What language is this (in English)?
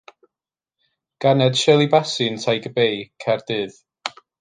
Welsh